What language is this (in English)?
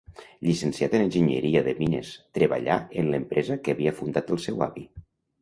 Catalan